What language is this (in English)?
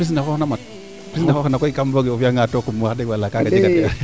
Serer